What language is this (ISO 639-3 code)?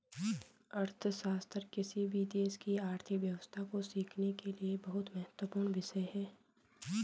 hin